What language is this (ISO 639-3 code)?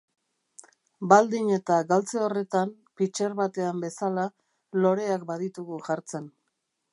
eus